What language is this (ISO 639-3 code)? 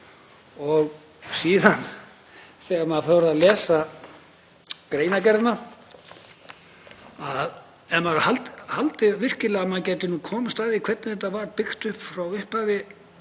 isl